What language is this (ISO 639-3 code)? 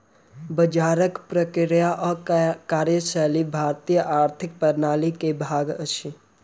mai